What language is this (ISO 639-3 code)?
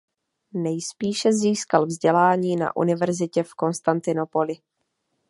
ces